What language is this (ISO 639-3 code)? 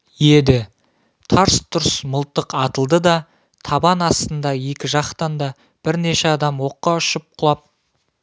kaz